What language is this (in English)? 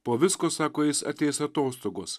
Lithuanian